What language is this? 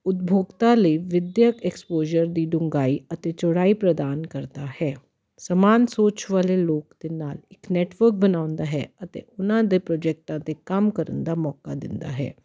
Punjabi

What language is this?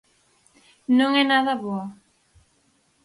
Galician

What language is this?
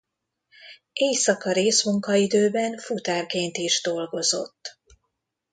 Hungarian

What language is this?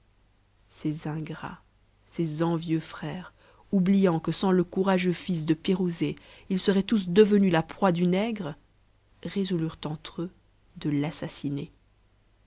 French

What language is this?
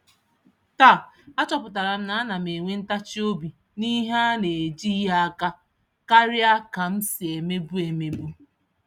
Igbo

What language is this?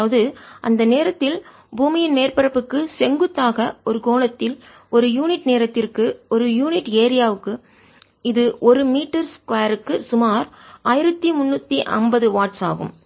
Tamil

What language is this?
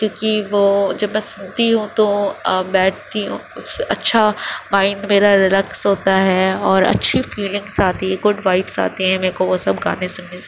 Urdu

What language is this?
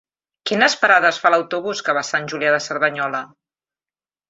Catalan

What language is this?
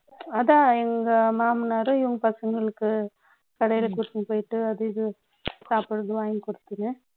Tamil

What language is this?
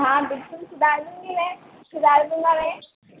Hindi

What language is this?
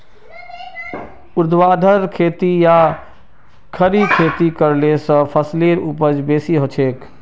Magahi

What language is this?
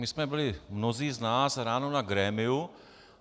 Czech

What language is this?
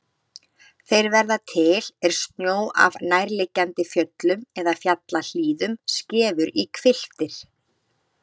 Icelandic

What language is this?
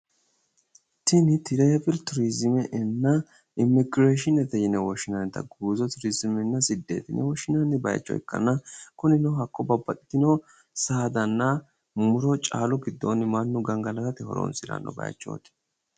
Sidamo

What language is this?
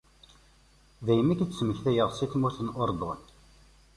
Kabyle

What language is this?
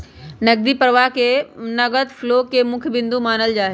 Magahi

